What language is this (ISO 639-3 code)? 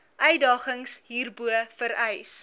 afr